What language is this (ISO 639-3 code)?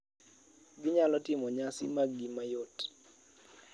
luo